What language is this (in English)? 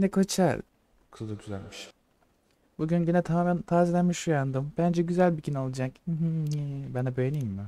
Turkish